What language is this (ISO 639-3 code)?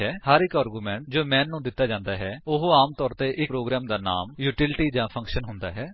pan